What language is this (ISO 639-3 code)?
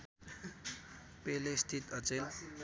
nep